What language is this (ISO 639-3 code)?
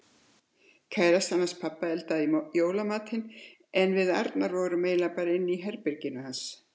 isl